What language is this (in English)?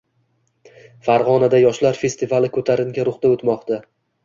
Uzbek